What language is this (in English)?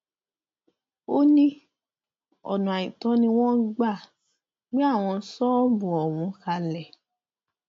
Yoruba